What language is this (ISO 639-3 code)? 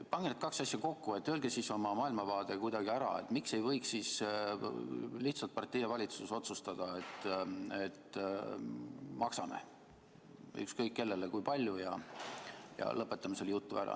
est